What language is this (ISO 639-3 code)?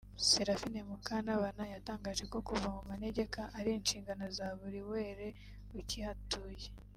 kin